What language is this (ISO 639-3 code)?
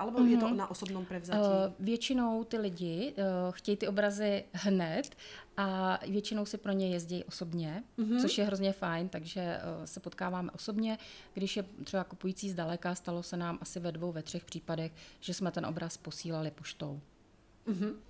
ces